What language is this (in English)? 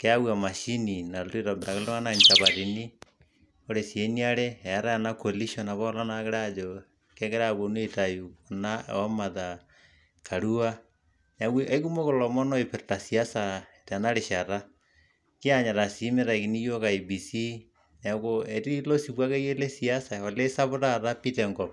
Masai